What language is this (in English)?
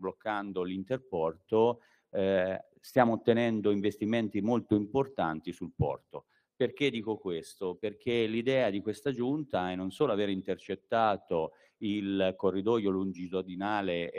Italian